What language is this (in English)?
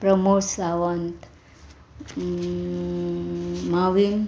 Konkani